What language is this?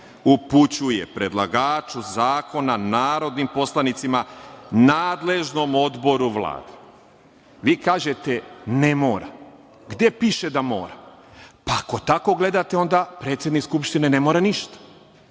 Serbian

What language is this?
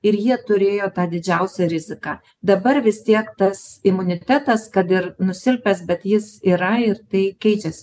Lithuanian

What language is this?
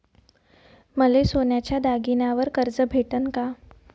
Marathi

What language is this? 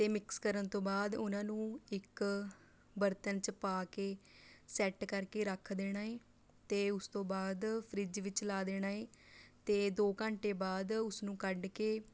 Punjabi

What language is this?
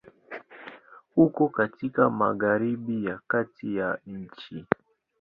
Swahili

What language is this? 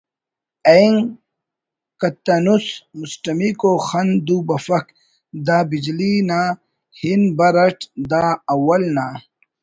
Brahui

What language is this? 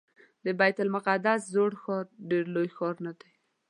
Pashto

